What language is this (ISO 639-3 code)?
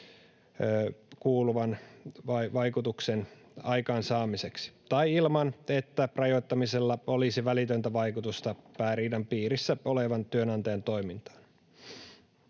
fin